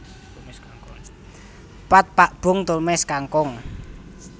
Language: Javanese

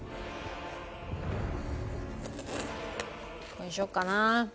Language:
Japanese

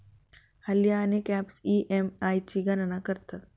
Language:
Marathi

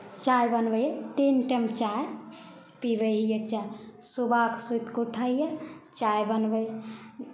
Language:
Maithili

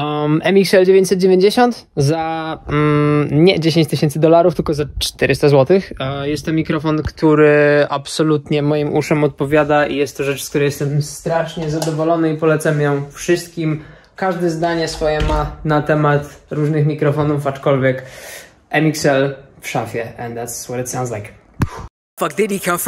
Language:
Polish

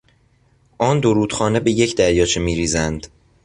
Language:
Persian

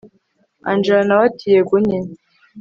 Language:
Kinyarwanda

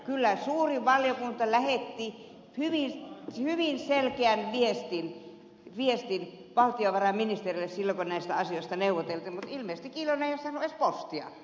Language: Finnish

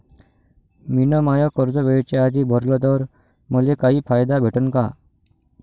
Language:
Marathi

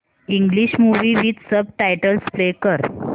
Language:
Marathi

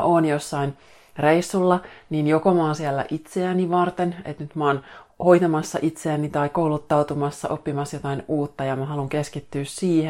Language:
Finnish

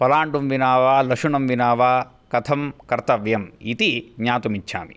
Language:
Sanskrit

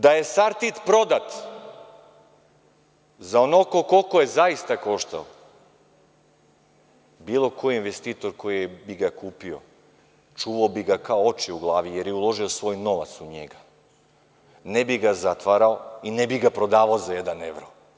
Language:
Serbian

